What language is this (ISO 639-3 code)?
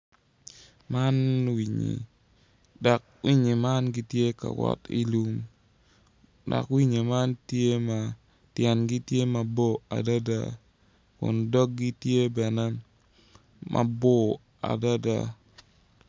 ach